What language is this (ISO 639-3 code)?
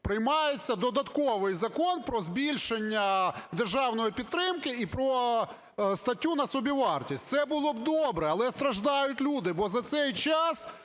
ukr